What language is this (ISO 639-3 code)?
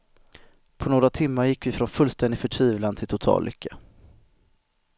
swe